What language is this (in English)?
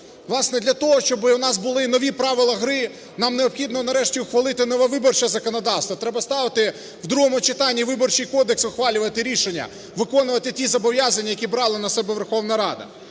Ukrainian